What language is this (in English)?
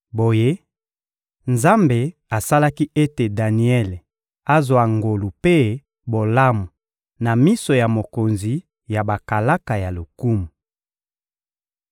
Lingala